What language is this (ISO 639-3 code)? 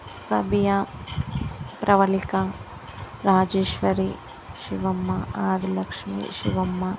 tel